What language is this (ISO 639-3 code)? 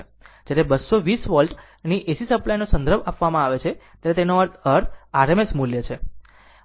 guj